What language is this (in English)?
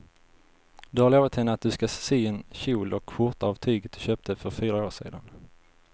Swedish